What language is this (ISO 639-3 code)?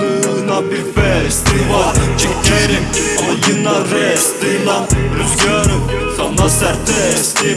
tur